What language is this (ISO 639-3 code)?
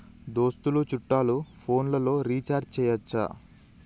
tel